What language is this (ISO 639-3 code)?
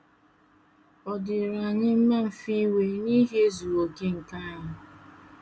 ibo